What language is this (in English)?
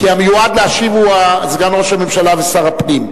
Hebrew